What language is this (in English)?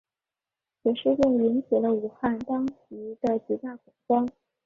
Chinese